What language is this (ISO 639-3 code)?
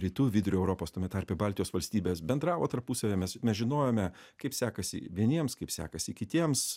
lit